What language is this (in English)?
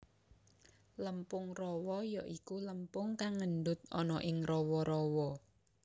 Javanese